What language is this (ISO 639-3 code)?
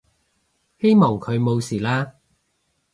yue